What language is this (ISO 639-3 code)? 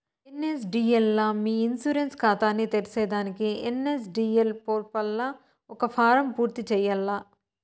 tel